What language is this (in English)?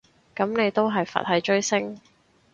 Cantonese